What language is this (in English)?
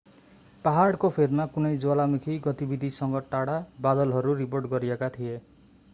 Nepali